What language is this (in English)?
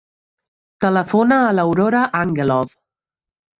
Catalan